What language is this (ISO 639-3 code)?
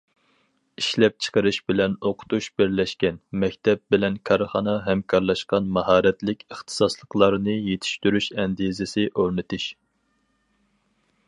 uig